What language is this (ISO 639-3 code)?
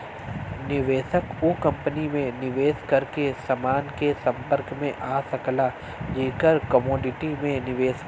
bho